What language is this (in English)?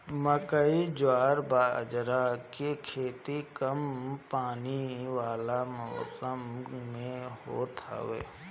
Bhojpuri